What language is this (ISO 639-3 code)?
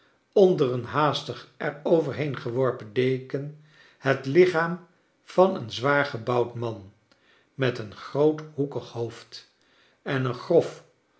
nld